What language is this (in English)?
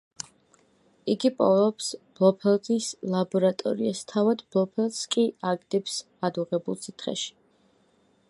Georgian